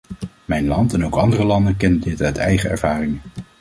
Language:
Dutch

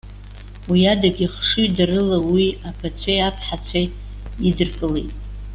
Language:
Abkhazian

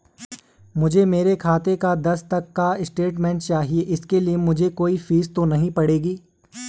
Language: Hindi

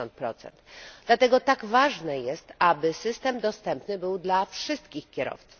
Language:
Polish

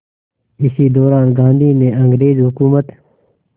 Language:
Hindi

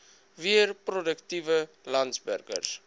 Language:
Afrikaans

